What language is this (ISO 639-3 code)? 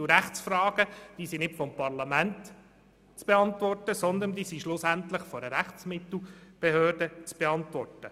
gsw